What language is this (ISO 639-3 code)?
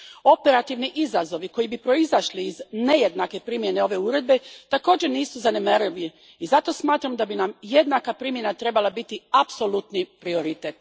hrv